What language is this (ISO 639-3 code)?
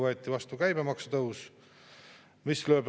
est